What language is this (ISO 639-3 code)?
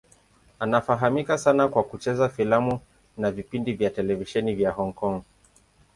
swa